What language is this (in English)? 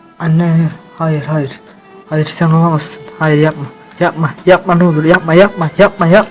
Turkish